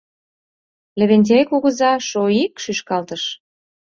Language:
Mari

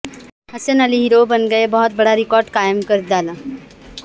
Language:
Urdu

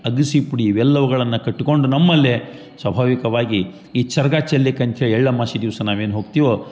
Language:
Kannada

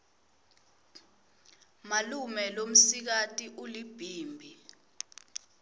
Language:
Swati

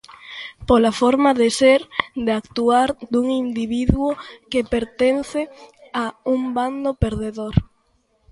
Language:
Galician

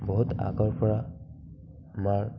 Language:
Assamese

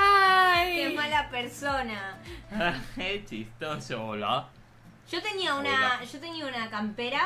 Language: Spanish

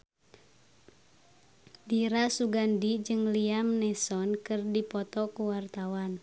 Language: Sundanese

